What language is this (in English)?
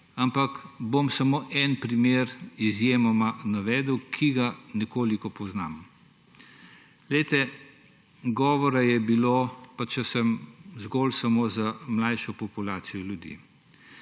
Slovenian